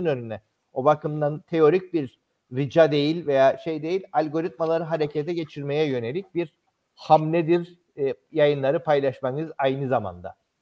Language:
Turkish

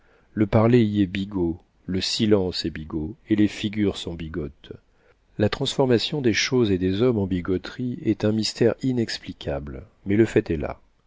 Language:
French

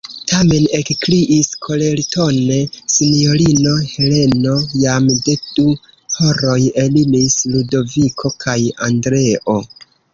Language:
Esperanto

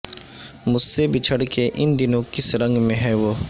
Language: Urdu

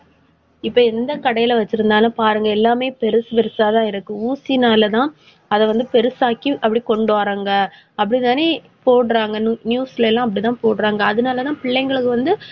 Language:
Tamil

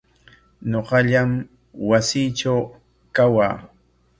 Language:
Corongo Ancash Quechua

